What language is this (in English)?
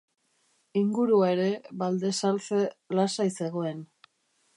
Basque